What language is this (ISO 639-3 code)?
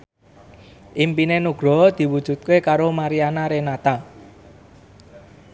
jav